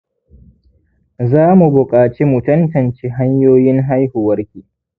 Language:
Hausa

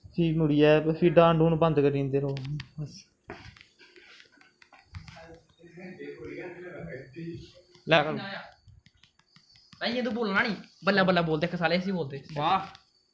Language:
Dogri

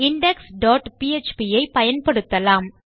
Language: Tamil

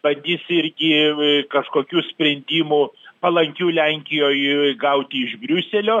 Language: Lithuanian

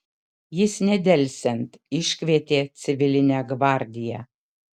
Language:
Lithuanian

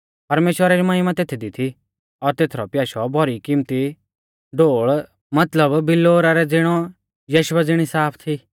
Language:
Mahasu Pahari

